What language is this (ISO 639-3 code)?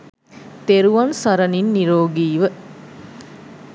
sin